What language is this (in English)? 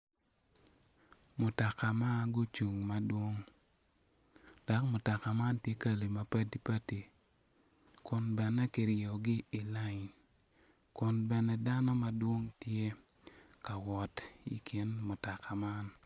Acoli